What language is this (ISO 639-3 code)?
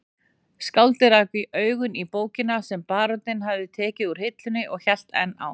isl